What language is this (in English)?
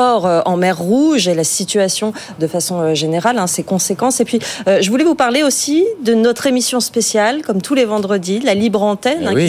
French